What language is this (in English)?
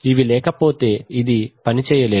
Telugu